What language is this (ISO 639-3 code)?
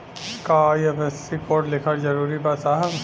bho